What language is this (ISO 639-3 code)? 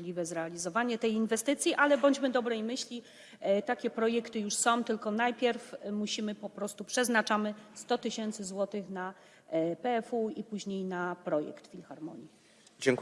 pol